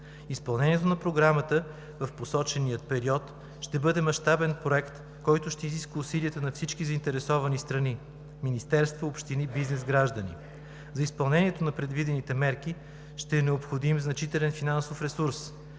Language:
Bulgarian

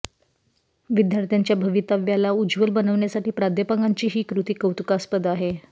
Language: Marathi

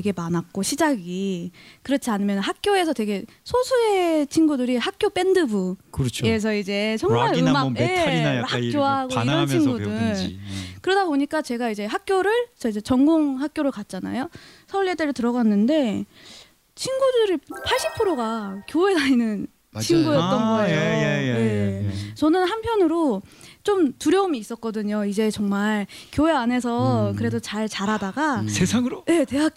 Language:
Korean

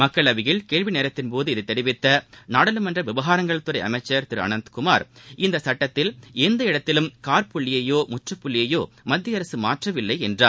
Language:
Tamil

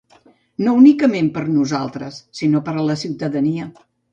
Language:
Catalan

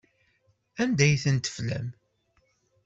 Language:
Kabyle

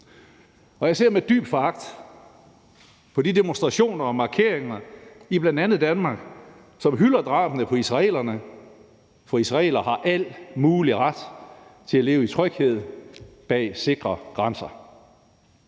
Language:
Danish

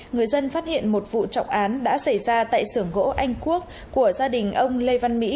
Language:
Vietnamese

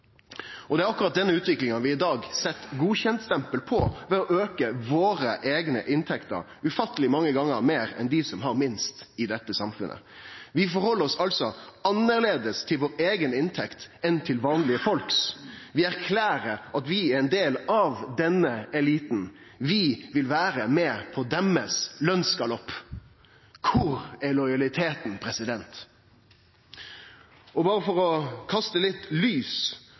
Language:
Norwegian Nynorsk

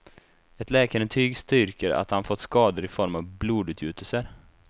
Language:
Swedish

